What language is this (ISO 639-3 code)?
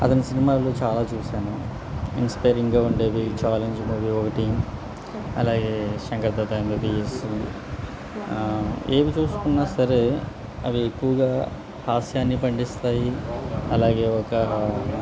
tel